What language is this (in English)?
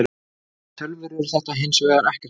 Icelandic